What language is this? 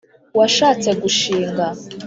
Kinyarwanda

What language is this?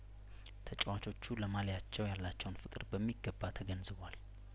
Amharic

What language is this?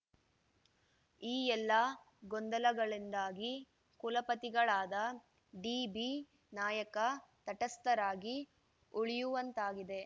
Kannada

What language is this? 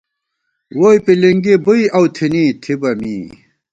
Gawar-Bati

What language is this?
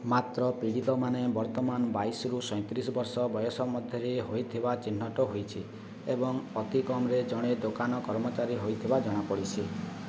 Odia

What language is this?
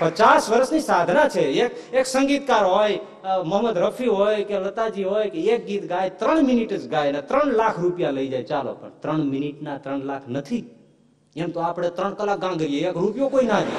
Gujarati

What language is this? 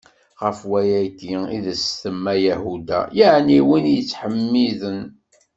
Kabyle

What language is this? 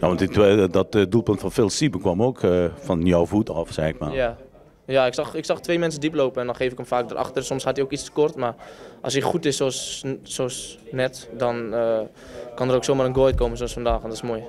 Dutch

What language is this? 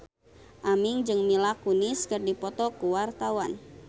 Sundanese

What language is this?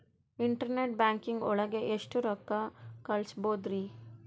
Kannada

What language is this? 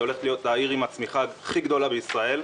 Hebrew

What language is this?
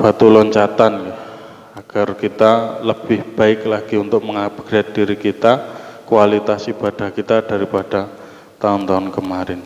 Indonesian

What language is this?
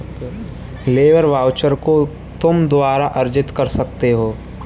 Hindi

